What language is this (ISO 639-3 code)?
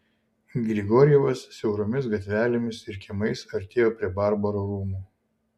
lit